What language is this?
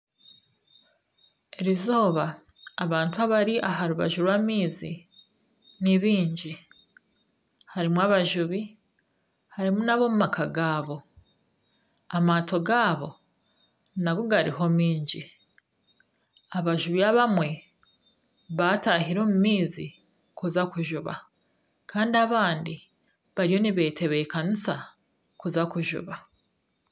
Nyankole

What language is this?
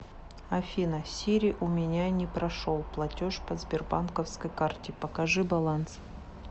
Russian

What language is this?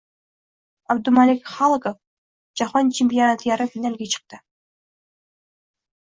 Uzbek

